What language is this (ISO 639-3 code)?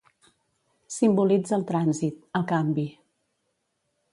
cat